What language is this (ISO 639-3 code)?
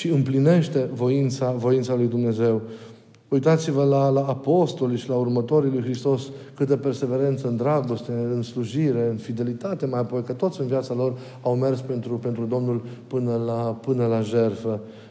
ron